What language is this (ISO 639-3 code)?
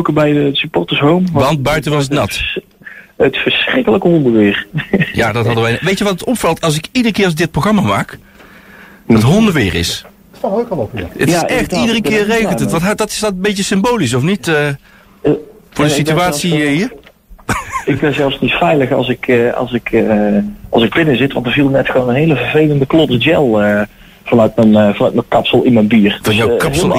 nld